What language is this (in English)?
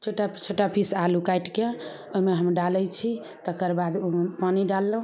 Maithili